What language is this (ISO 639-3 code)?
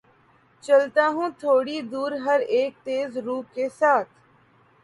urd